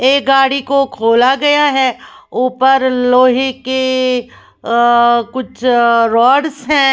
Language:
Hindi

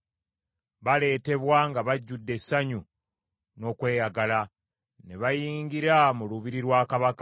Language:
Ganda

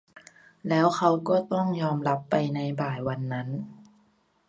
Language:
Thai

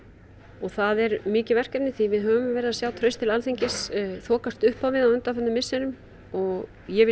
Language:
Icelandic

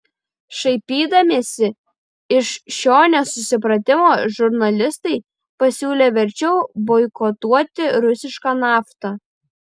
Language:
Lithuanian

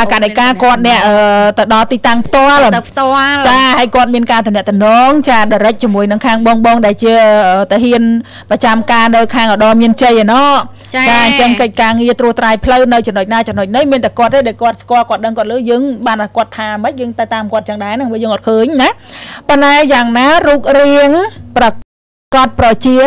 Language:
Thai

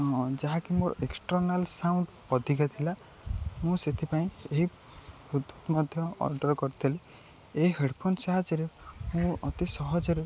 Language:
Odia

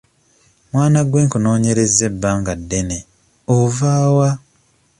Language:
Ganda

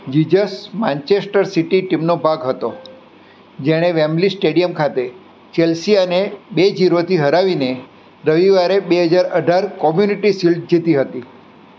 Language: Gujarati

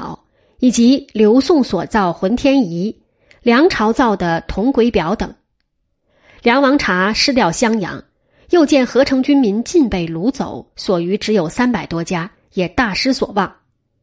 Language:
Chinese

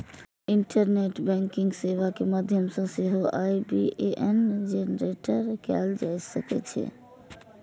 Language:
Maithili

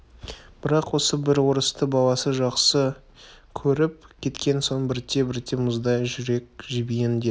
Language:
Kazakh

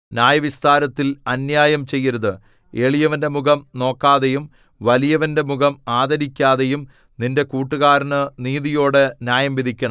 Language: Malayalam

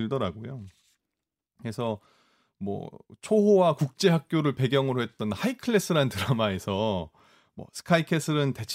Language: Korean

